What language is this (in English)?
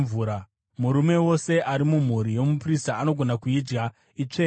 Shona